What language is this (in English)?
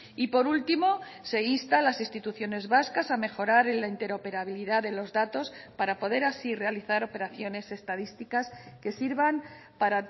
Spanish